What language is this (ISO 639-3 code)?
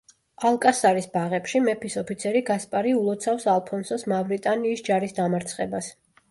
kat